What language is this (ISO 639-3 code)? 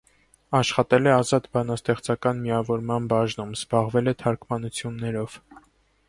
hye